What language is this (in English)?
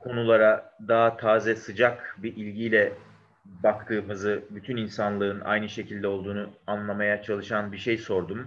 Turkish